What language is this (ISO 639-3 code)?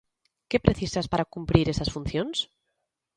glg